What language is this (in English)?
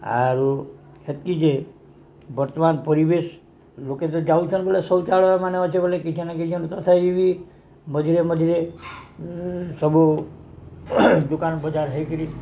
Odia